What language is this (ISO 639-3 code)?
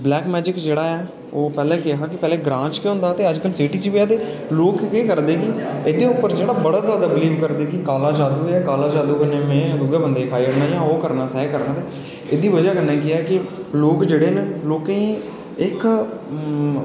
doi